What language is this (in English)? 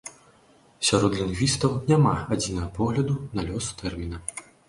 Belarusian